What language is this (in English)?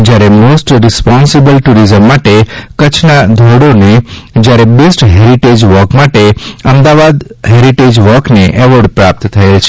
Gujarati